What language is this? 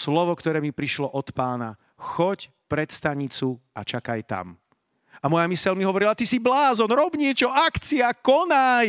Slovak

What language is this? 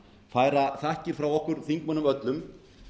Icelandic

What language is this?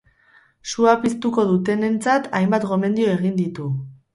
Basque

